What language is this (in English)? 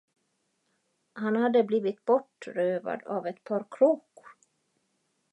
Swedish